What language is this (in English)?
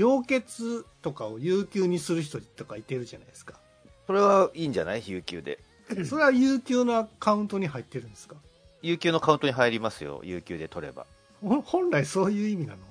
Japanese